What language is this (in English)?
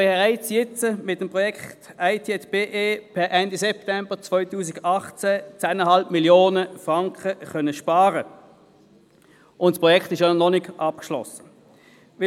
Swiss German